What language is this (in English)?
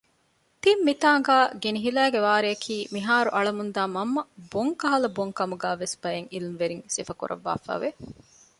Divehi